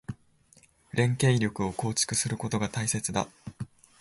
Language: Japanese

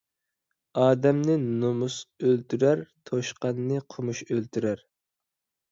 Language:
Uyghur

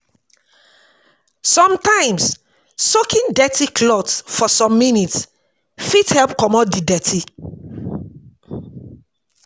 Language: Nigerian Pidgin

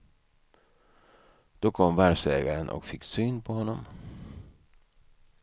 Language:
Swedish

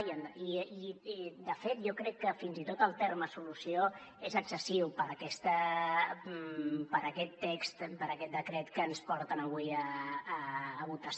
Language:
Catalan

